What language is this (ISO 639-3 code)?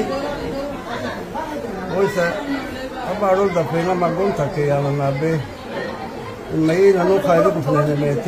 ara